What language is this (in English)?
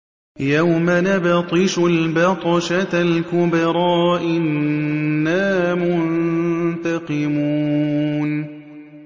Arabic